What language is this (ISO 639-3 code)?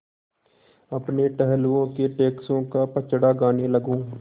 hin